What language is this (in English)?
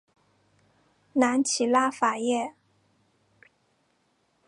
Chinese